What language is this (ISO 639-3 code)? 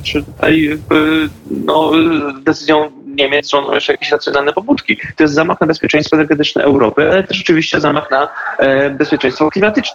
pol